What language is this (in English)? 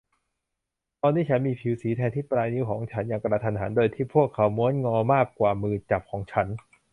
Thai